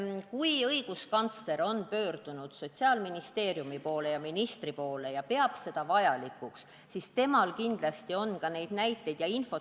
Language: Estonian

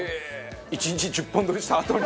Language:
Japanese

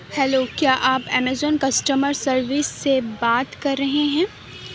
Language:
Urdu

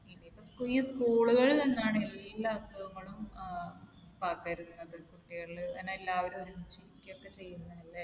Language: Malayalam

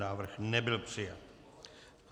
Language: Czech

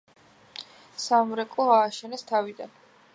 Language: Georgian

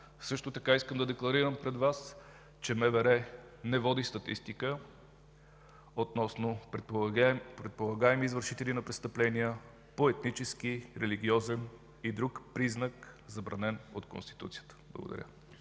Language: Bulgarian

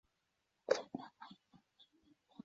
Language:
Chinese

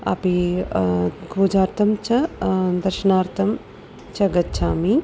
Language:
Sanskrit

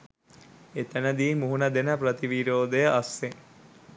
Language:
Sinhala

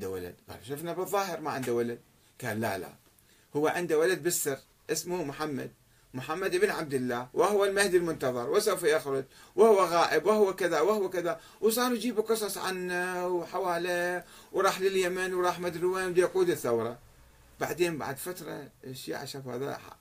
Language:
Arabic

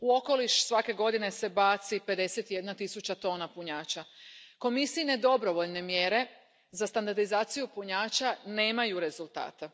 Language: Croatian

